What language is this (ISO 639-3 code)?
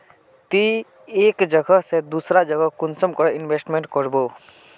mag